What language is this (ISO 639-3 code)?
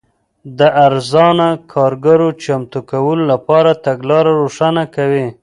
pus